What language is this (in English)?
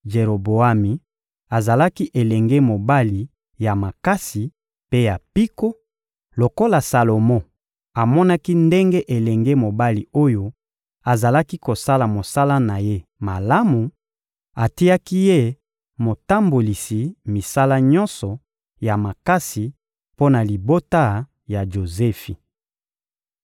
Lingala